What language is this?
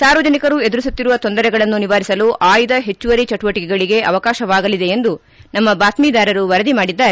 Kannada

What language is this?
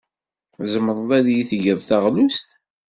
Kabyle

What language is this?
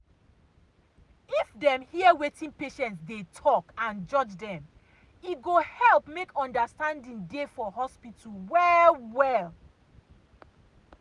Nigerian Pidgin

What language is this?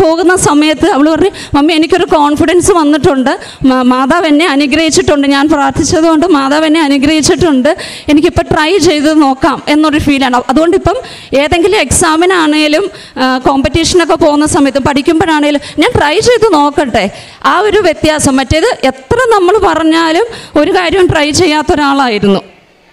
Malayalam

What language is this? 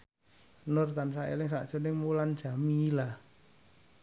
Javanese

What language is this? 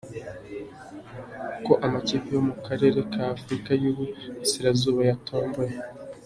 Kinyarwanda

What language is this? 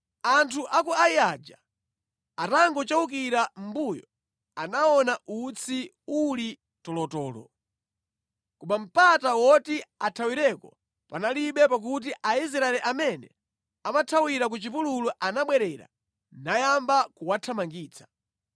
Nyanja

